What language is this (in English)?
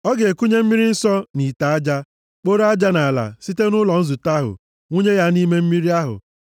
Igbo